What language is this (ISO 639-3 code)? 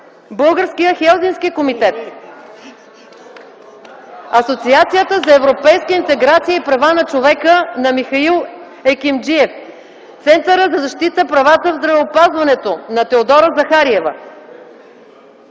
bul